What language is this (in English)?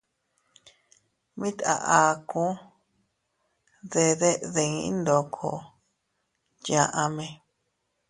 Teutila Cuicatec